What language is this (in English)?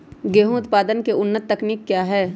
Magahi